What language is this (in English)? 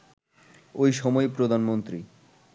Bangla